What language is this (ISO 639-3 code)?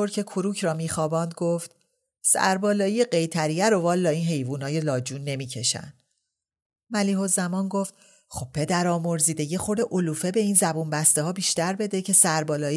fas